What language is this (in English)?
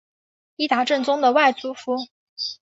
Chinese